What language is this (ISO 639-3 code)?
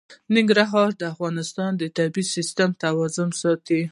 pus